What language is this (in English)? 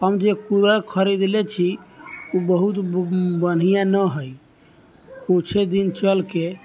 Maithili